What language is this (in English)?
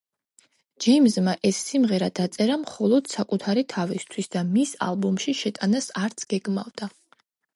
Georgian